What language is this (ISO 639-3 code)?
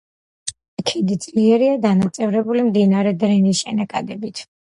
kat